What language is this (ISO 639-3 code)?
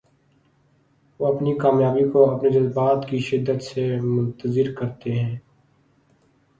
urd